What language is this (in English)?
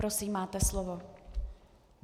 Czech